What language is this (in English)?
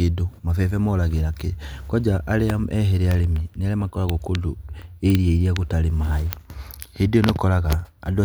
Kikuyu